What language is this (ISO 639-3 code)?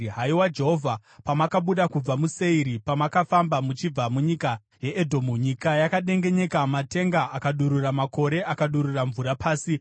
sna